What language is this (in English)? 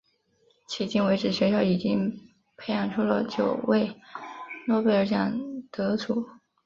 Chinese